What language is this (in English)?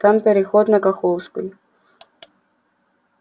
Russian